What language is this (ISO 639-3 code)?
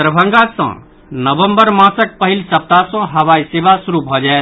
mai